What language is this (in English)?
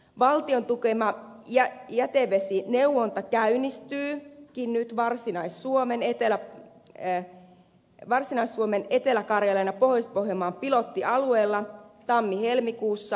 Finnish